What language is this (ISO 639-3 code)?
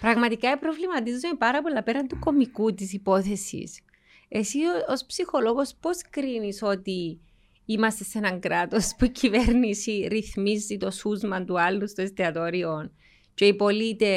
ell